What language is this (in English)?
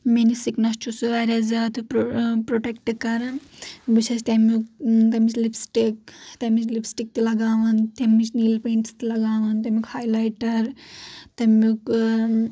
Kashmiri